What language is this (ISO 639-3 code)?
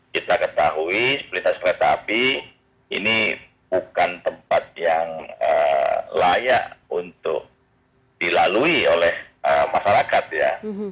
ind